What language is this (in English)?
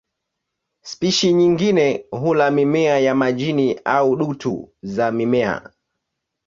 Swahili